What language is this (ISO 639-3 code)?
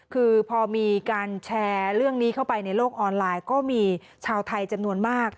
tha